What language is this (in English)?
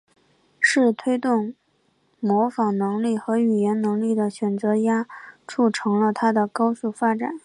Chinese